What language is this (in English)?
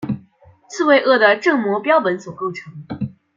Chinese